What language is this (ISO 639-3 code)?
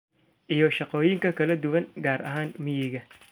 som